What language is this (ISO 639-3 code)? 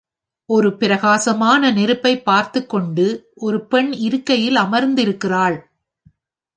tam